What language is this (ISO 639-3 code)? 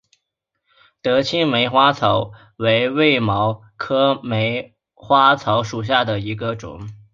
zho